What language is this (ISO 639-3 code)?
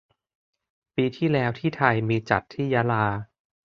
tha